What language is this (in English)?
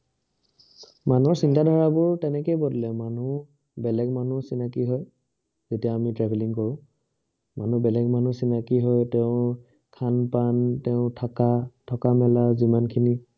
Assamese